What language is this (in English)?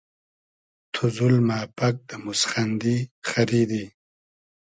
Hazaragi